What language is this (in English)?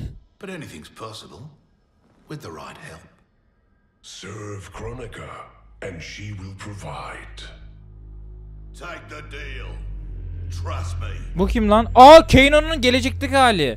Turkish